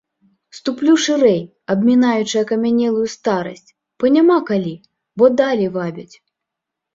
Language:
Belarusian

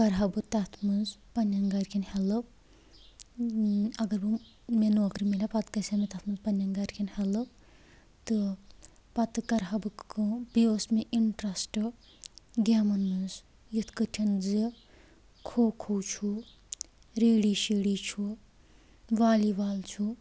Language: Kashmiri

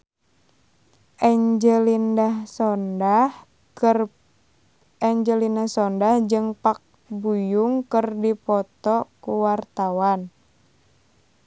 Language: Sundanese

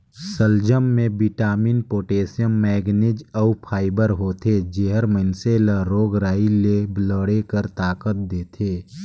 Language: Chhattisgarhi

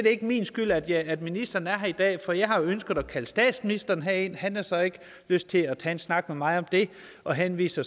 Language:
Danish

